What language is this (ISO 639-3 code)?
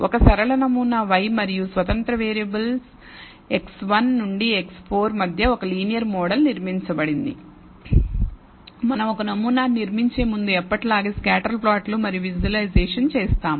tel